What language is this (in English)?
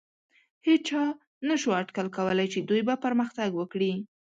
Pashto